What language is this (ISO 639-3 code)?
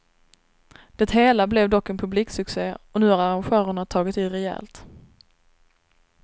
swe